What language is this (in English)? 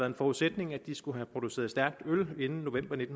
Danish